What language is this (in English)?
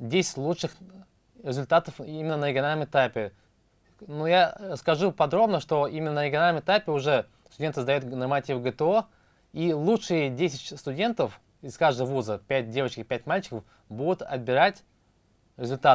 Russian